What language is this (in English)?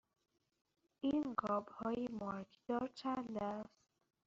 Persian